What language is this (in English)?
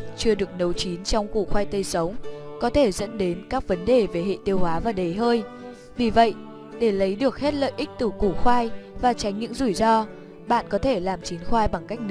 Vietnamese